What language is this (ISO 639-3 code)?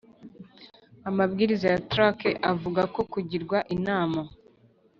kin